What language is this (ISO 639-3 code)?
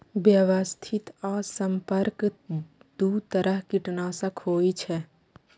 mai